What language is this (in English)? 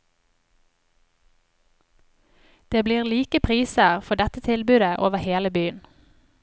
Norwegian